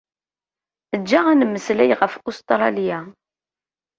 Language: Kabyle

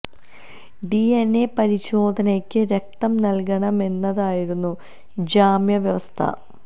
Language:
Malayalam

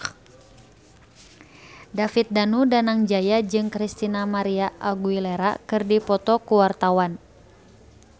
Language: Sundanese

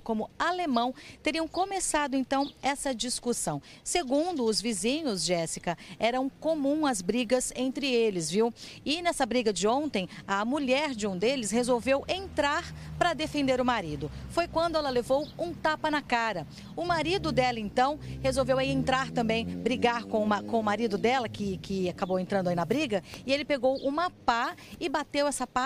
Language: Portuguese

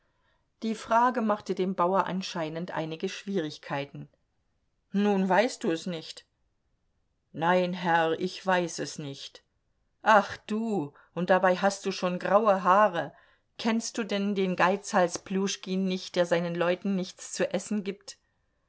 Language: German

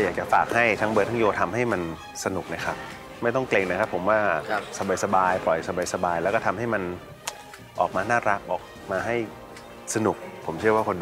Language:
Thai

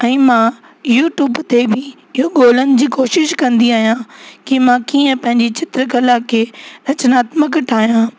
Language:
Sindhi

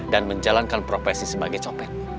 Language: Indonesian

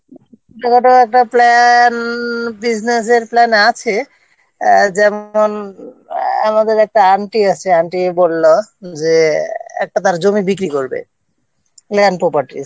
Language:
Bangla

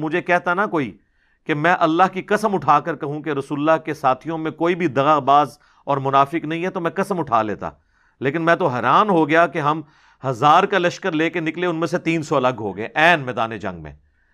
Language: Urdu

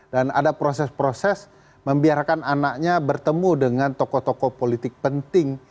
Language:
Indonesian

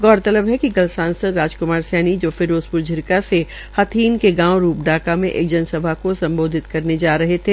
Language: Hindi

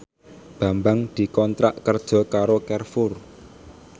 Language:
Javanese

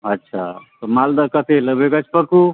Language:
Maithili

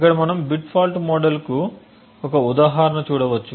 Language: Telugu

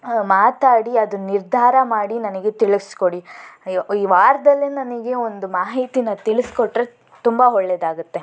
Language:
Kannada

